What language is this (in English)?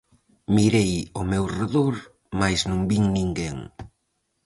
Galician